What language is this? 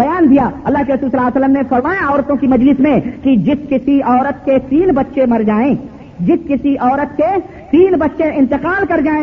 Urdu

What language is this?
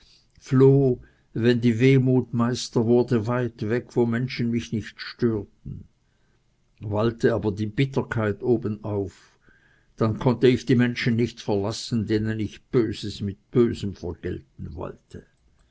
German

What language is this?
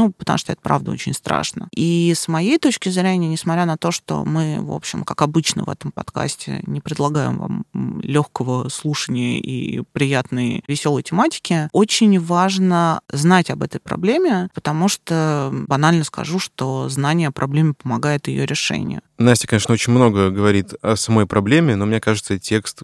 Russian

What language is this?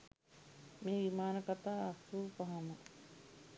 Sinhala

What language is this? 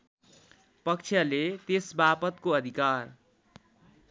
Nepali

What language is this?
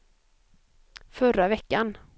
Swedish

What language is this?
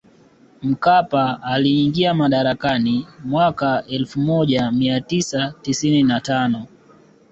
Swahili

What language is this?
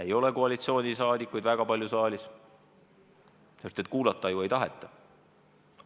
Estonian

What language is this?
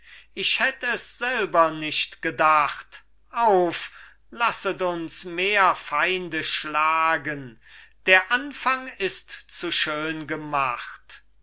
German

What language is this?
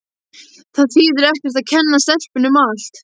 Icelandic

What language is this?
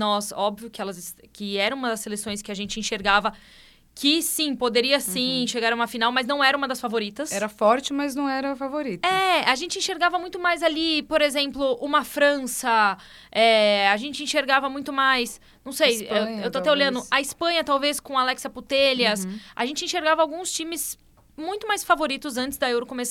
Portuguese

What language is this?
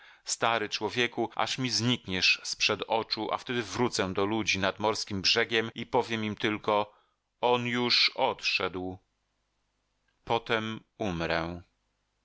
Polish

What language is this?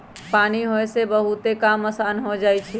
Magahi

